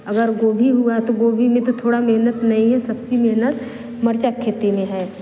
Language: Hindi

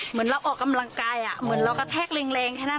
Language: Thai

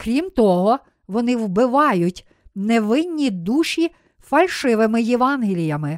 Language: Ukrainian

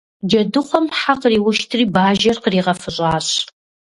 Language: Kabardian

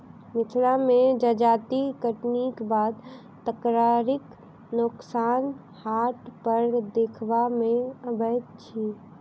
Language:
Maithili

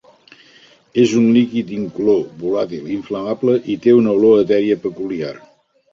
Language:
Catalan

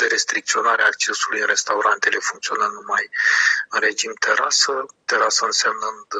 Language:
Romanian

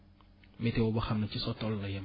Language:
Wolof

